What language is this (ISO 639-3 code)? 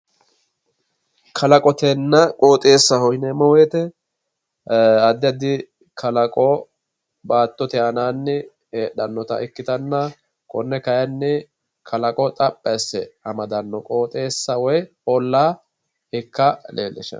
sid